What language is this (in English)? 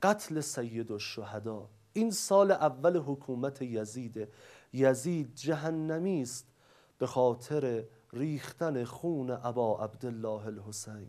Persian